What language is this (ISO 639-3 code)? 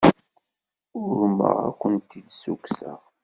kab